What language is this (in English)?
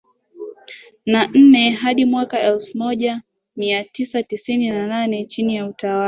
Swahili